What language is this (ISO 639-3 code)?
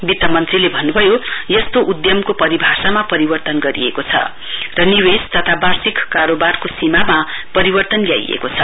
nep